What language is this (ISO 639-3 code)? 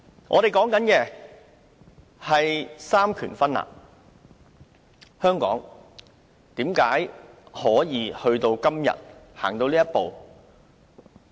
yue